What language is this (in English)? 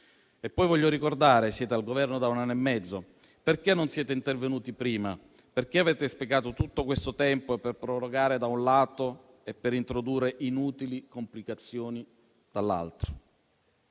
Italian